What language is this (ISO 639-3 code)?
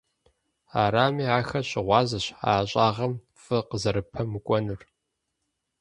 kbd